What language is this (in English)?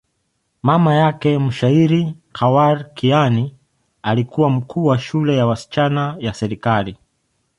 Swahili